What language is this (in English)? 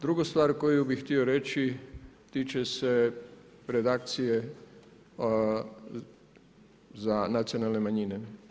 Croatian